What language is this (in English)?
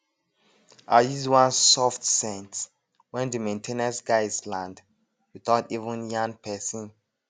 Nigerian Pidgin